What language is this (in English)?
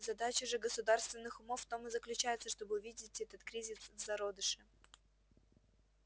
Russian